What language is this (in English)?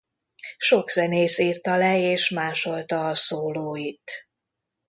Hungarian